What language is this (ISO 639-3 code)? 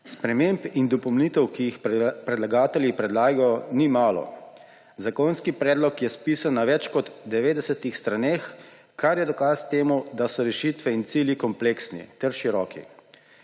slv